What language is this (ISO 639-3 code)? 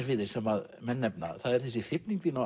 isl